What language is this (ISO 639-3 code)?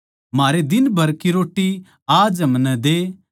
bgc